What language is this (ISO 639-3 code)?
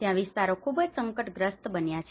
guj